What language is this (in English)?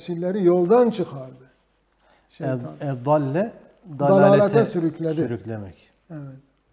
Turkish